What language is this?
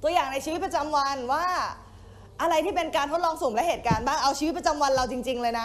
Thai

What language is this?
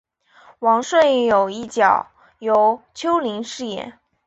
Chinese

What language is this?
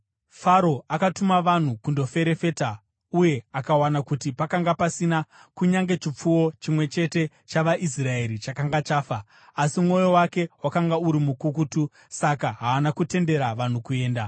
Shona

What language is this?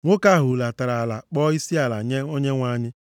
Igbo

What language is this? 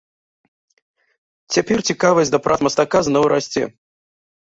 Belarusian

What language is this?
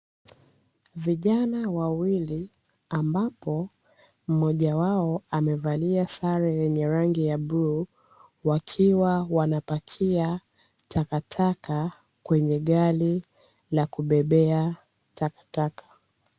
Swahili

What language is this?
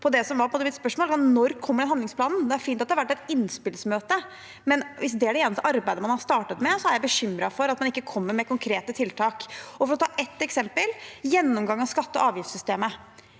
Norwegian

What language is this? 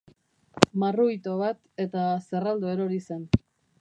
Basque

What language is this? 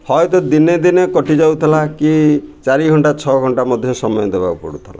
Odia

